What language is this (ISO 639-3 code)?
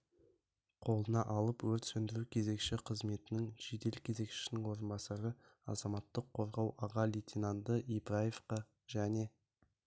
kaz